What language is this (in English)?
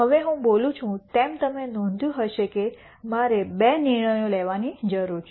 Gujarati